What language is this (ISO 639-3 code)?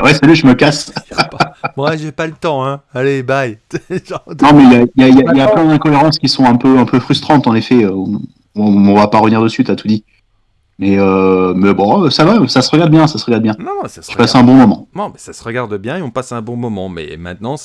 fra